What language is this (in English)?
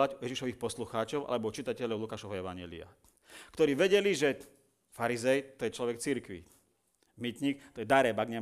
Slovak